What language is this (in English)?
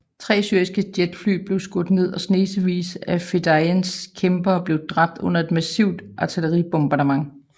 Danish